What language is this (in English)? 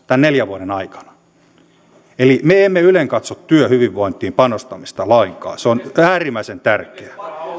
Finnish